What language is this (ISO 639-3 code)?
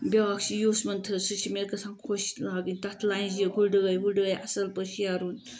kas